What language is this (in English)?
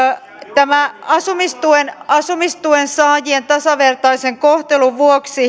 Finnish